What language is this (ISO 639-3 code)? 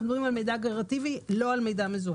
heb